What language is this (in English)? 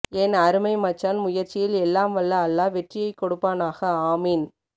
Tamil